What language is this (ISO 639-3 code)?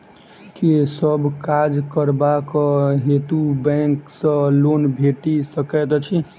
mai